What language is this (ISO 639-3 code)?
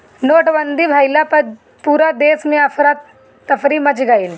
bho